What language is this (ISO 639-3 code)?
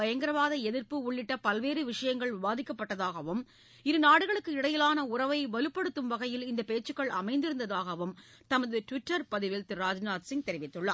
tam